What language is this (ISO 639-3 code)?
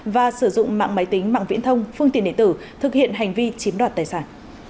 vie